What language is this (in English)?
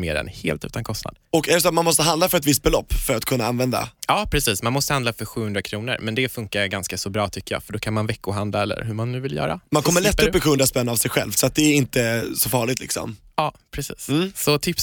Swedish